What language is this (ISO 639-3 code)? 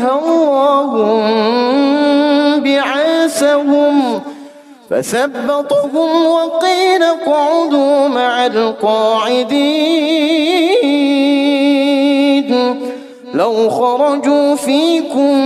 ara